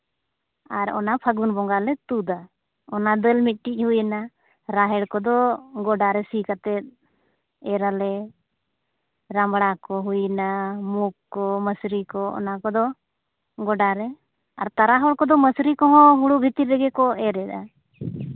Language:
Santali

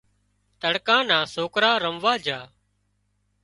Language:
Wadiyara Koli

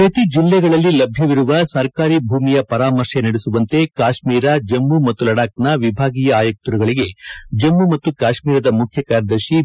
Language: Kannada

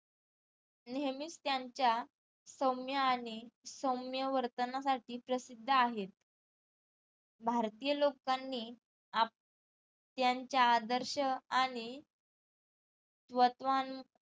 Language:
Marathi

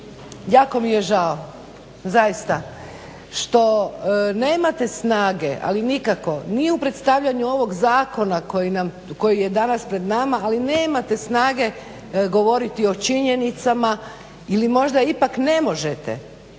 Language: Croatian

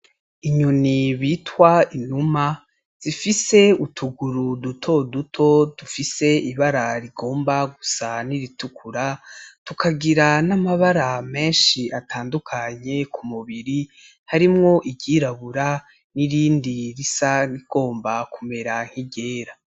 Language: Rundi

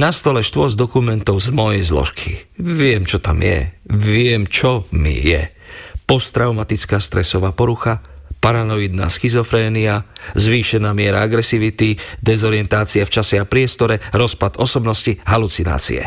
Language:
Slovak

